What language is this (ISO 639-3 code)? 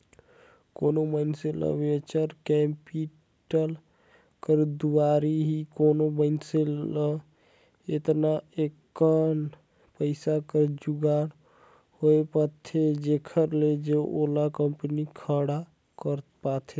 hne